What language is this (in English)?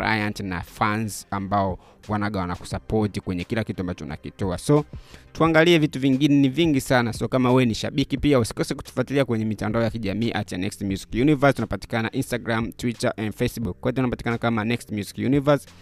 Swahili